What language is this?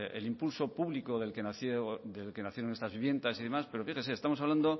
Spanish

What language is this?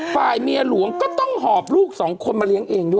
Thai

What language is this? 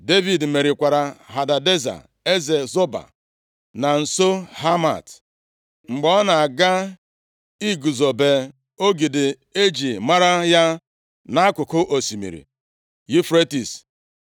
Igbo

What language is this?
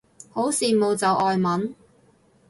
Cantonese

